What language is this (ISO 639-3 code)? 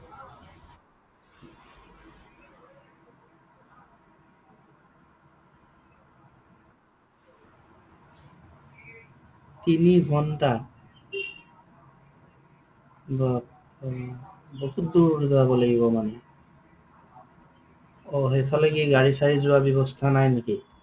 asm